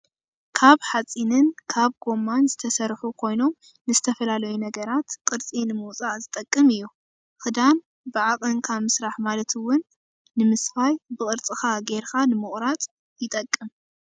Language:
Tigrinya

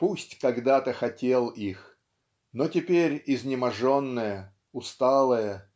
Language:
Russian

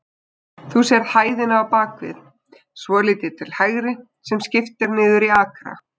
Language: Icelandic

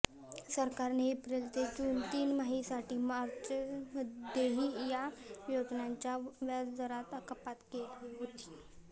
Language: Marathi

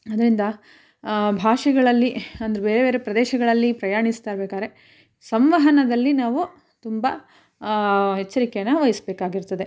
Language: Kannada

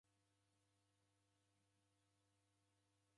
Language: Taita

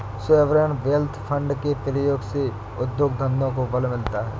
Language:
Hindi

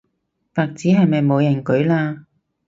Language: Cantonese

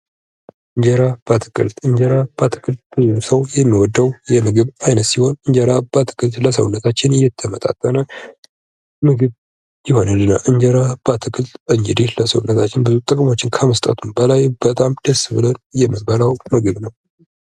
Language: Amharic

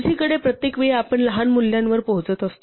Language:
Marathi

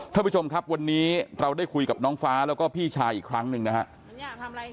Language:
Thai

